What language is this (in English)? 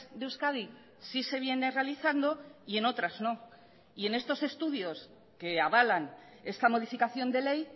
Spanish